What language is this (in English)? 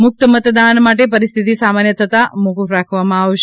Gujarati